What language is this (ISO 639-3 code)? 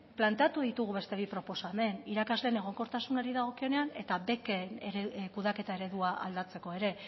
eus